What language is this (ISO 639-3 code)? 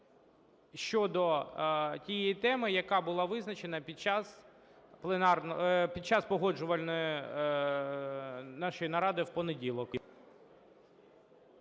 ukr